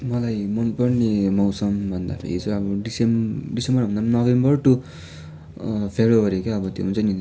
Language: Nepali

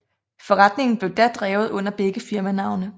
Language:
Danish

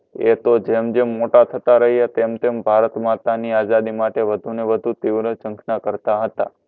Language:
Gujarati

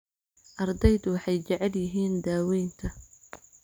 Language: Somali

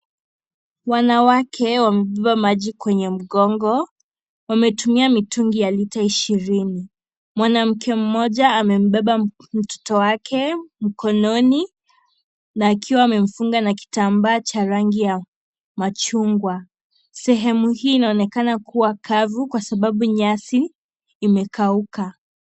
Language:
Swahili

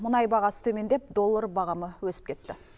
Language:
Kazakh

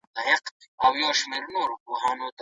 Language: Pashto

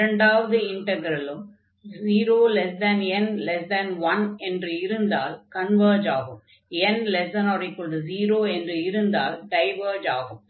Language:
Tamil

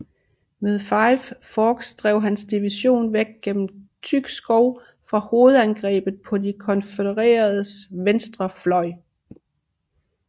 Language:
Danish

